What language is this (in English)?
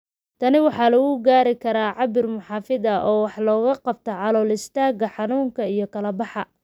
Somali